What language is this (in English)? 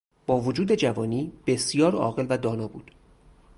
Persian